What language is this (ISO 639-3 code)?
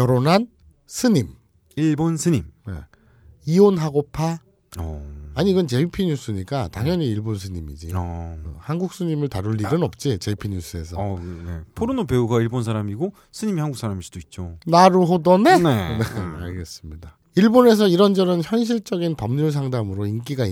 kor